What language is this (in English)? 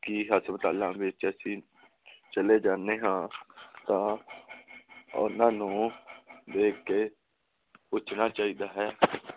Punjabi